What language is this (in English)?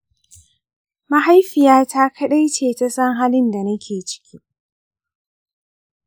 Hausa